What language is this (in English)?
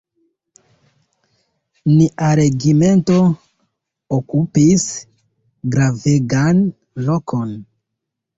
Esperanto